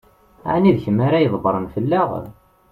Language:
Kabyle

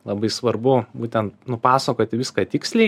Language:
Lithuanian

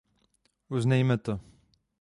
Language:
Czech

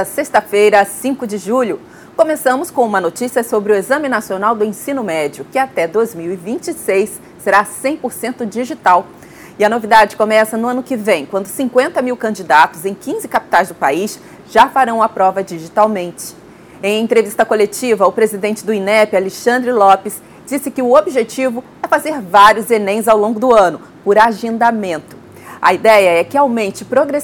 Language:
Portuguese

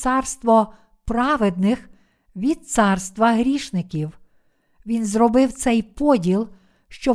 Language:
Ukrainian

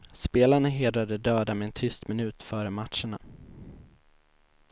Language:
Swedish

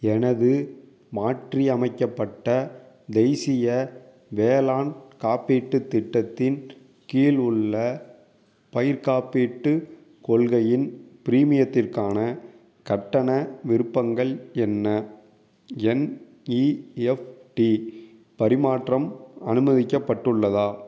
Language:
Tamil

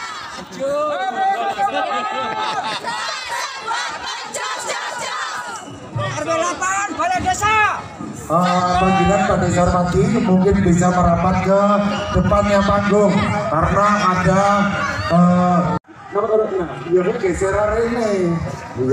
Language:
Indonesian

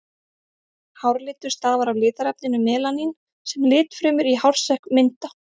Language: Icelandic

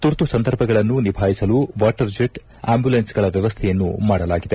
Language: Kannada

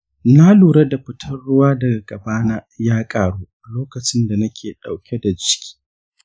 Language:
Hausa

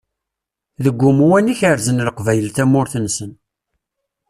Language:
Kabyle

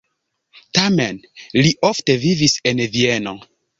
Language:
Esperanto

